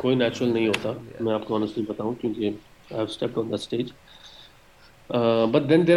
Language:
Urdu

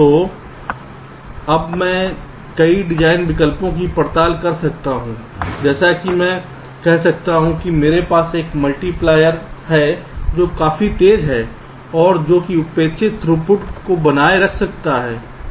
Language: Hindi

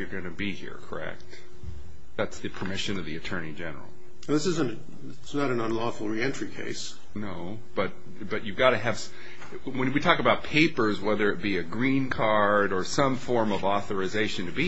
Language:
English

